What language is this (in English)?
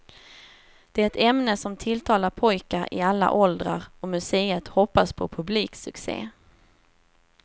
Swedish